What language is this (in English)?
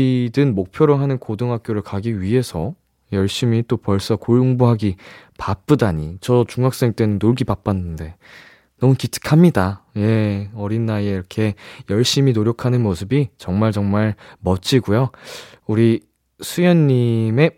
Korean